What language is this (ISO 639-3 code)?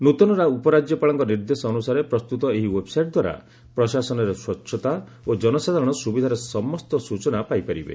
ori